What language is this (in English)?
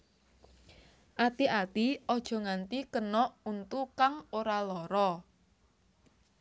Javanese